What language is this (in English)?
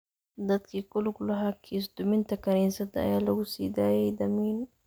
Somali